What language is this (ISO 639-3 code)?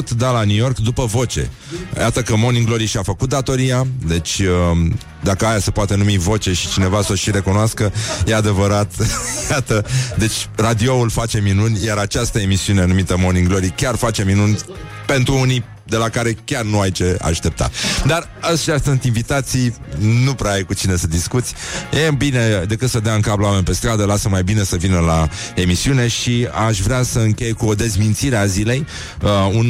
ron